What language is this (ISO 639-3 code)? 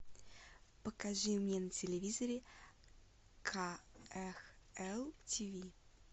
rus